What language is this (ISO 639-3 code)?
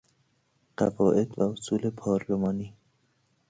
fas